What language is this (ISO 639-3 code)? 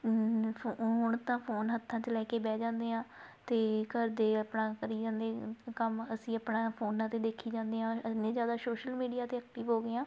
pan